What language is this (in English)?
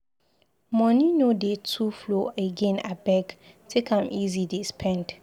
Nigerian Pidgin